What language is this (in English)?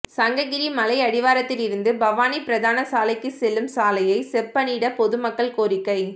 Tamil